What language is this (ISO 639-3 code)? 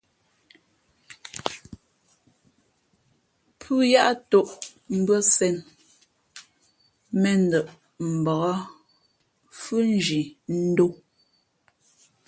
fmp